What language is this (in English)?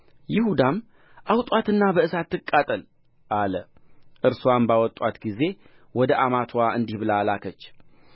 Amharic